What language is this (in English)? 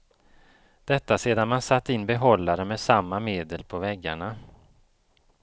Swedish